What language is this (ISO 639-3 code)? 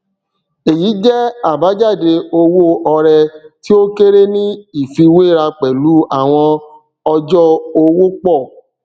yor